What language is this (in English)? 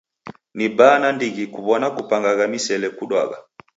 Taita